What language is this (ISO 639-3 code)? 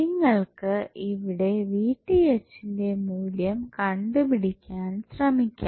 mal